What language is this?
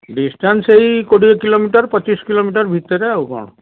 Odia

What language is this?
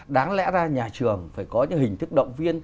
Vietnamese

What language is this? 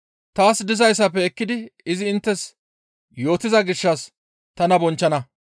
Gamo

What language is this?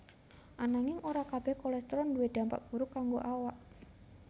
Javanese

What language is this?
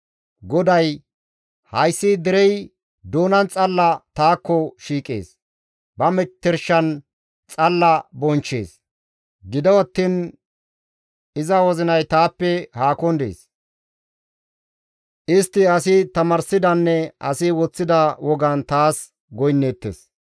Gamo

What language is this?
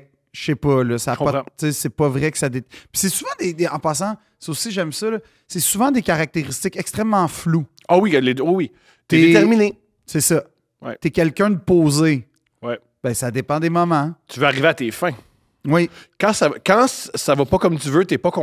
French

